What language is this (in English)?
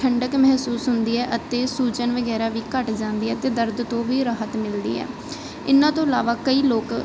Punjabi